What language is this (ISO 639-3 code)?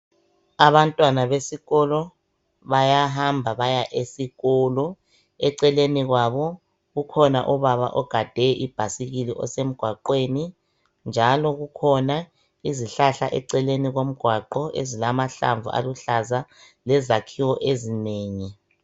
nde